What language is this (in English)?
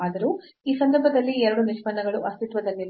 Kannada